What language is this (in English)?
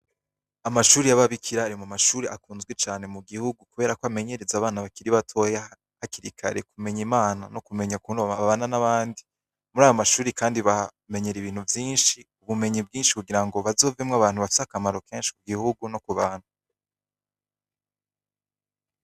Rundi